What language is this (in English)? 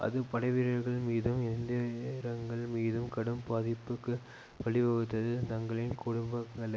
Tamil